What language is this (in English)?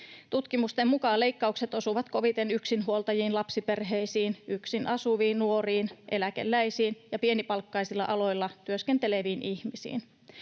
Finnish